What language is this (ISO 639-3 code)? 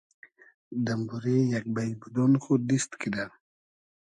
haz